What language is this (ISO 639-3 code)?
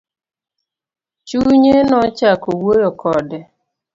luo